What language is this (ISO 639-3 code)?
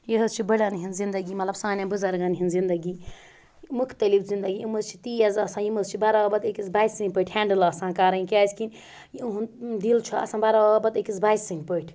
kas